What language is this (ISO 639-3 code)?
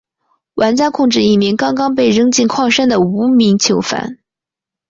zho